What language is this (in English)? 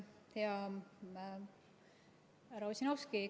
Estonian